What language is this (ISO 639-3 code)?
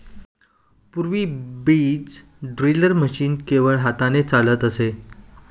mar